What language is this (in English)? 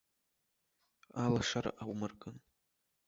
Abkhazian